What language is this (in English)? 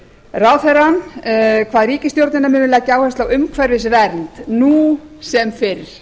Icelandic